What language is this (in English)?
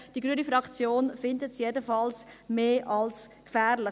Swiss German